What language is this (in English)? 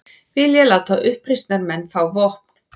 Icelandic